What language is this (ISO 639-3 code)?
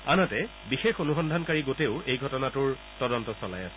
asm